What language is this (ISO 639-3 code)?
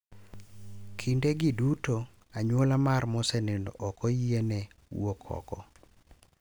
luo